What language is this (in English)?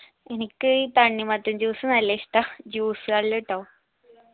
Malayalam